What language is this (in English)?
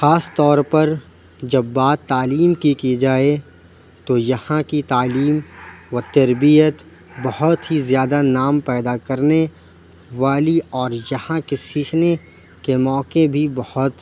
Urdu